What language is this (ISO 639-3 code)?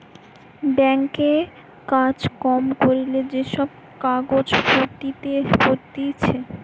ben